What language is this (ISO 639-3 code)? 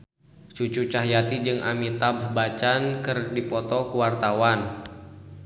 sun